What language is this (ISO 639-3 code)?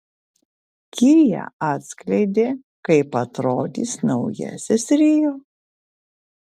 lit